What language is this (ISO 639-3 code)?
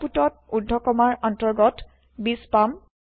asm